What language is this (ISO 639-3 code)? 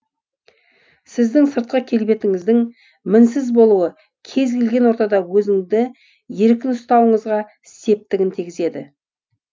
kaz